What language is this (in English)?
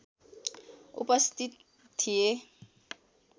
Nepali